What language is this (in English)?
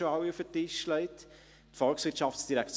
Swiss German